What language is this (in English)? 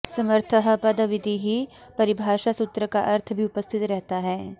Sanskrit